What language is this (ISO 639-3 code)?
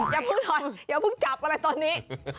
tha